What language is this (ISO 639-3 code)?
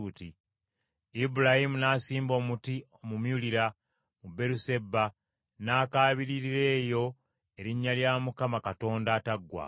lug